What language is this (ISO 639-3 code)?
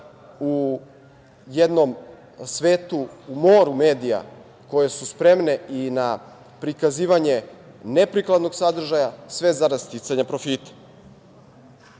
srp